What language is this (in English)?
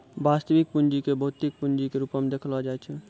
Maithili